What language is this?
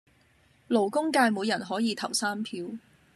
Cantonese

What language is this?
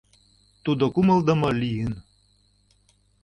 Mari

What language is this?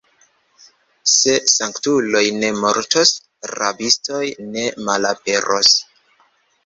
Esperanto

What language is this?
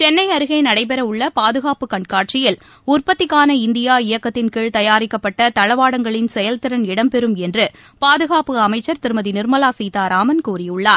Tamil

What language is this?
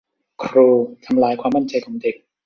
Thai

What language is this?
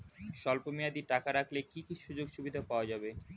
Bangla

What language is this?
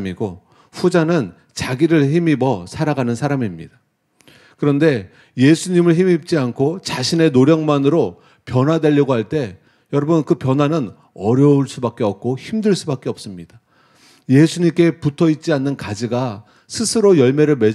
Korean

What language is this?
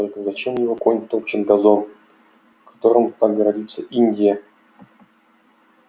Russian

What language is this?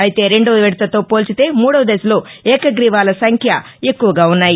Telugu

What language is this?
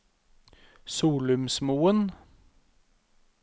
Norwegian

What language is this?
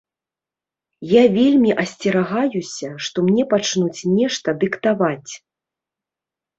Belarusian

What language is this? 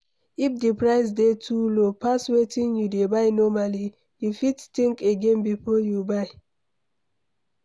Nigerian Pidgin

